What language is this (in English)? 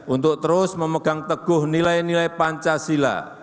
Indonesian